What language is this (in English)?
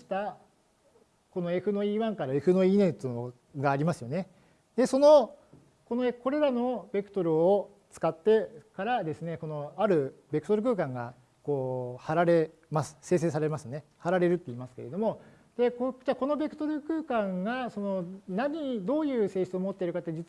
Japanese